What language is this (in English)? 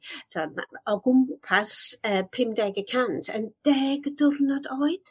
Welsh